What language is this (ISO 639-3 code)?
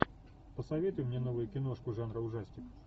rus